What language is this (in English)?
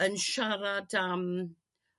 Welsh